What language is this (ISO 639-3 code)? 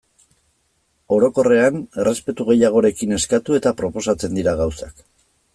eus